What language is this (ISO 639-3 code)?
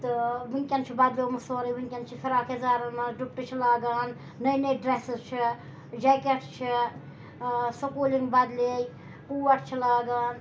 kas